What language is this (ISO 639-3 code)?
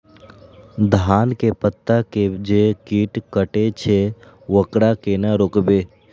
mai